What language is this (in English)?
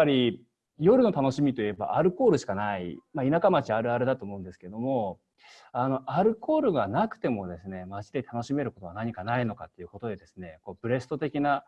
Japanese